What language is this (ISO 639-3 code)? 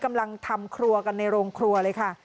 tha